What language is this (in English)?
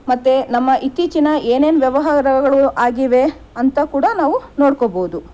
Kannada